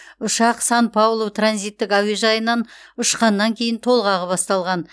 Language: Kazakh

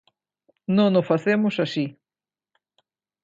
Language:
Galician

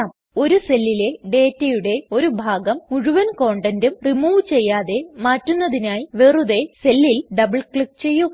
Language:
Malayalam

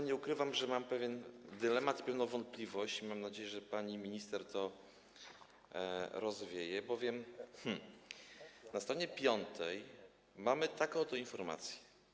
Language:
Polish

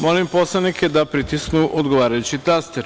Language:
Serbian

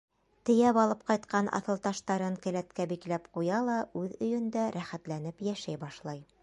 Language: Bashkir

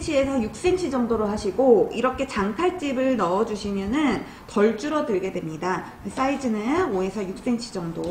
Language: Korean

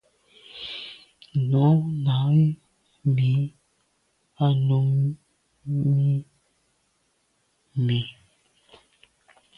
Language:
Medumba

